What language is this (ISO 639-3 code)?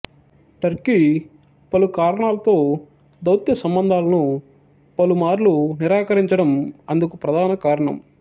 tel